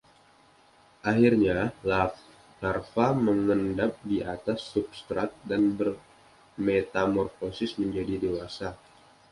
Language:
Indonesian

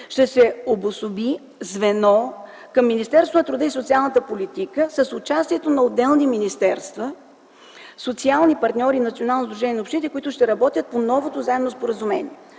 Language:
Bulgarian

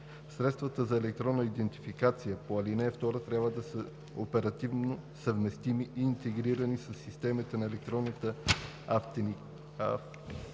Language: Bulgarian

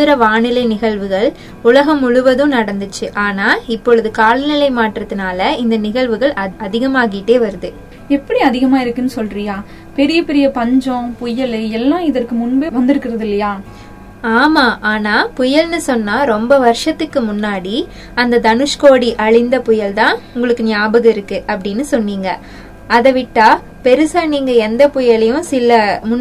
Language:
Tamil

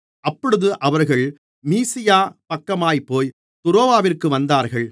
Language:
Tamil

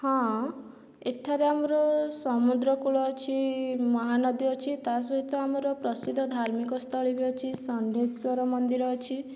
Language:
Odia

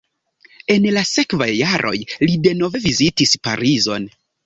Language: Esperanto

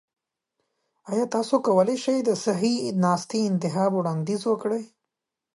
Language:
Pashto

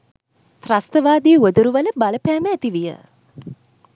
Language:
Sinhala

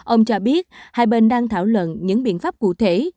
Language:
Vietnamese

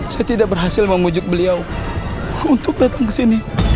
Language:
Indonesian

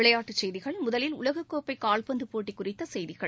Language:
Tamil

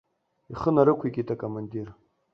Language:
Abkhazian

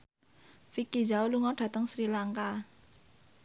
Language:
Javanese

